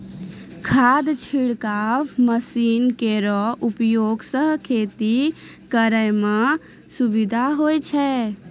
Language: Maithili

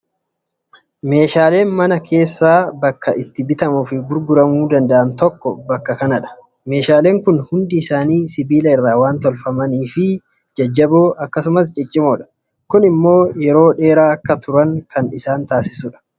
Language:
Oromo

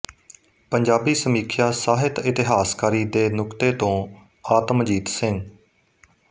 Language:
Punjabi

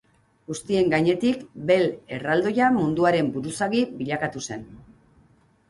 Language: Basque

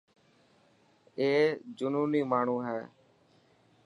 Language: Dhatki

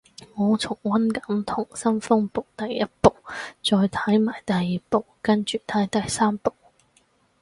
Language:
Cantonese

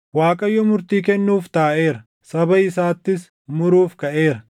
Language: Oromo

